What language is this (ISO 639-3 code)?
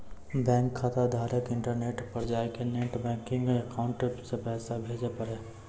mai